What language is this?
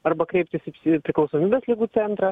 Lithuanian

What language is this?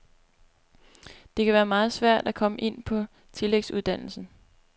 Danish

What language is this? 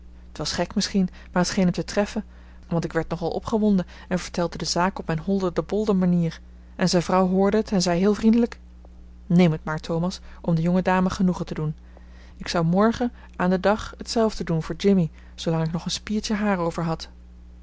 Dutch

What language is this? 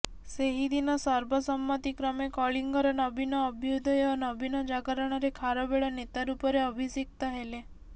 Odia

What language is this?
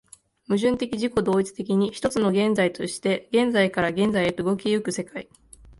Japanese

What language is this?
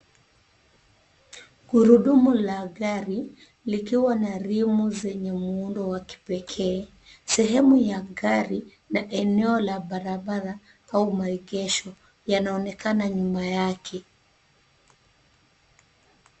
Swahili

